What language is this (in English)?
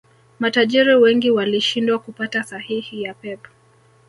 Swahili